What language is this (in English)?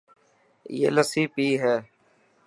Dhatki